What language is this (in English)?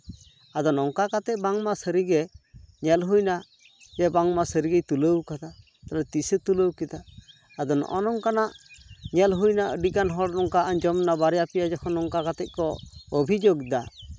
Santali